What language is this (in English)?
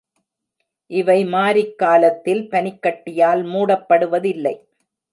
Tamil